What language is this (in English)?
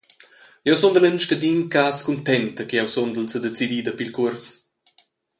Romansh